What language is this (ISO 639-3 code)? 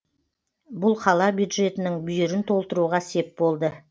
kaz